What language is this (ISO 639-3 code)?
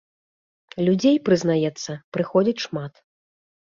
bel